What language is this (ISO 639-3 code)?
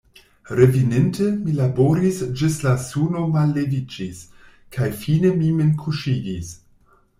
epo